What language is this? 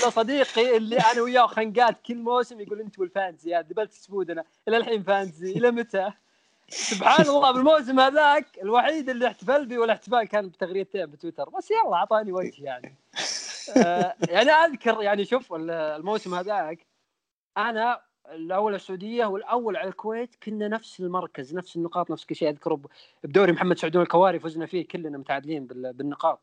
Arabic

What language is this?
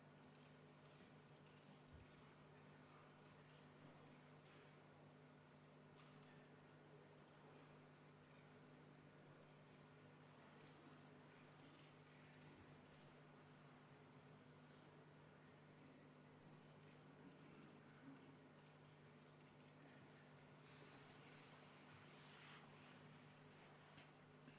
Estonian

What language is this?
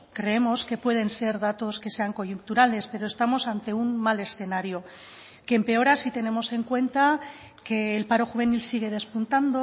Spanish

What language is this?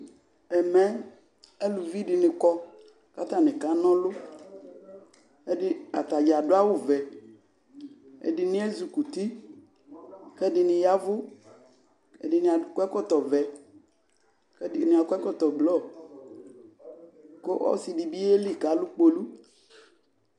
Ikposo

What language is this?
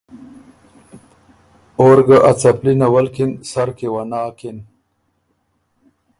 Ormuri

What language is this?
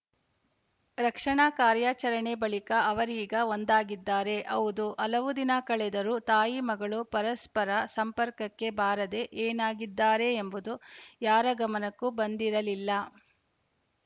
Kannada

